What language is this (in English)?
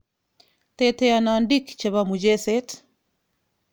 Kalenjin